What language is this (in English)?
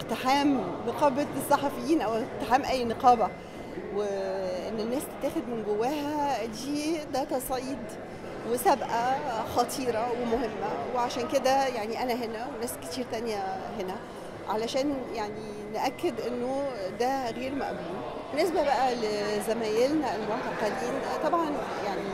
Arabic